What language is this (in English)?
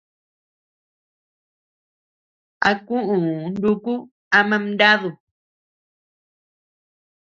Tepeuxila Cuicatec